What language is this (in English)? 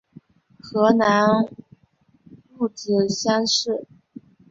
Chinese